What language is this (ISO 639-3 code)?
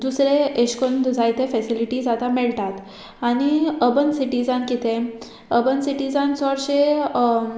kok